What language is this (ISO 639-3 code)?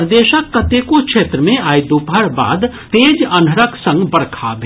mai